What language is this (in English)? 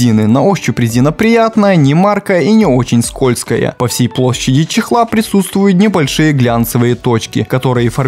Russian